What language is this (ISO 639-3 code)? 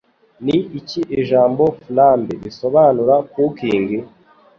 kin